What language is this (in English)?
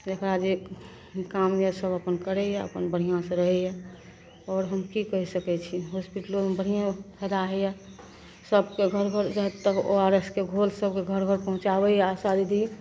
Maithili